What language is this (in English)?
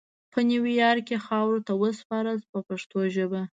Pashto